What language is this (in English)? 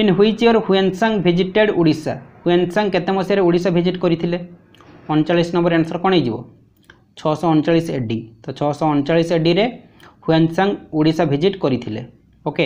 Gujarati